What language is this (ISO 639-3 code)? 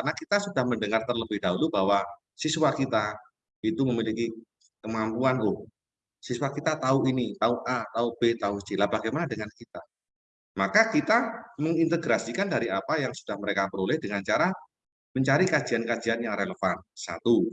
ind